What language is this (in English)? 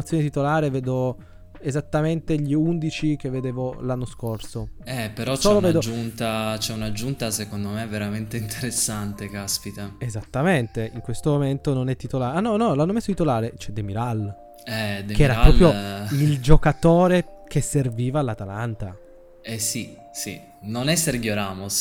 Italian